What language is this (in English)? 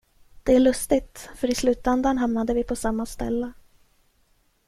Swedish